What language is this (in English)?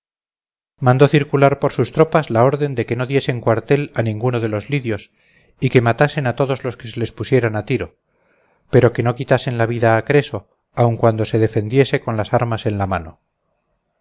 Spanish